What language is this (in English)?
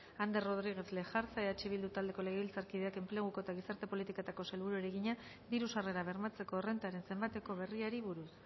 Basque